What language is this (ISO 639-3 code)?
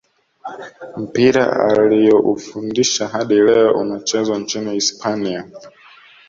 swa